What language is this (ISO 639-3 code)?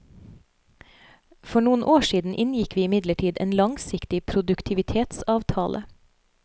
nor